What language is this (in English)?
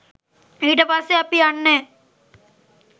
Sinhala